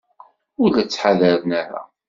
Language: Kabyle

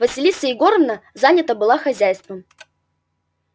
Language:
Russian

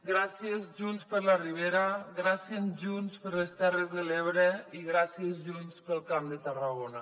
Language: Catalan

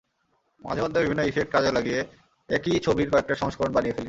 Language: Bangla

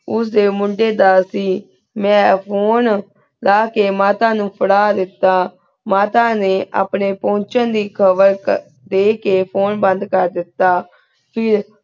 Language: Punjabi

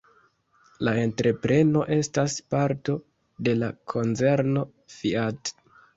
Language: Esperanto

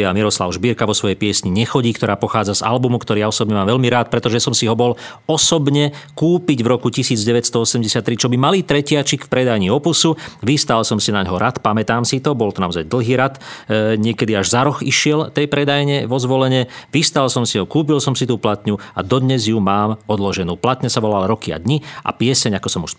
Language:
Slovak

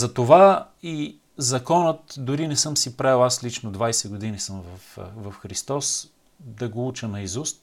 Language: Bulgarian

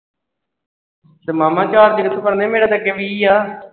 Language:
Punjabi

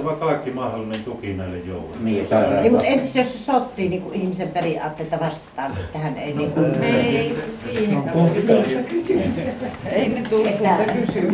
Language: Finnish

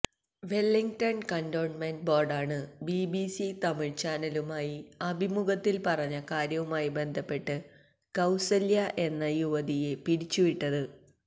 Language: Malayalam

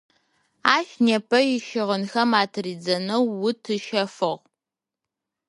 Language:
Adyghe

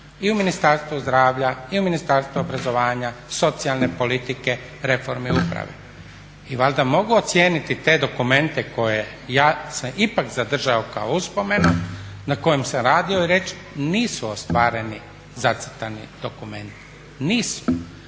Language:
Croatian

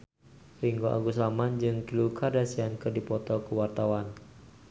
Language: Sundanese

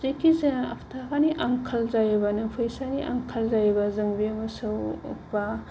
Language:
Bodo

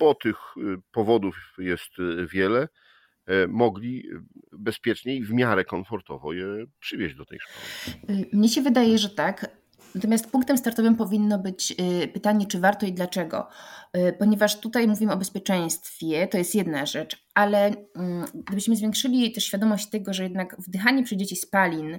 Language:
Polish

